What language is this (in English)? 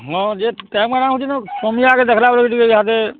Odia